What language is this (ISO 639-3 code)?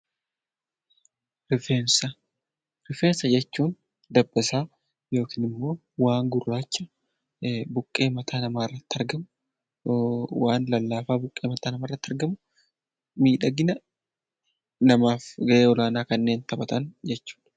orm